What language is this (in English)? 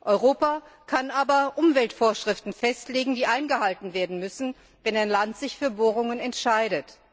German